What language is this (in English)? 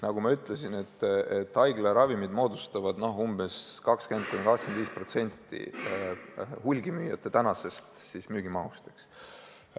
Estonian